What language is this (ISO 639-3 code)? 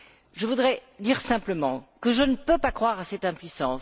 fra